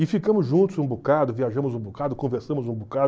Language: Portuguese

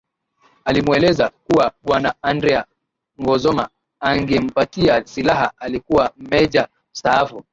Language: Swahili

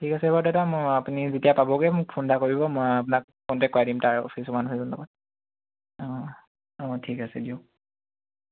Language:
Assamese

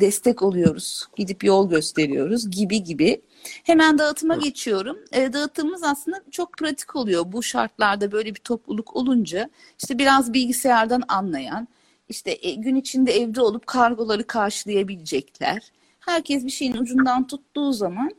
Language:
Turkish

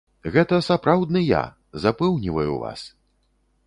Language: Belarusian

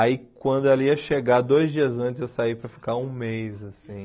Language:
Portuguese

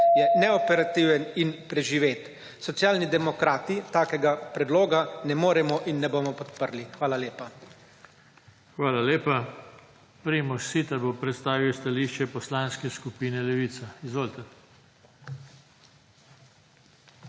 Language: Slovenian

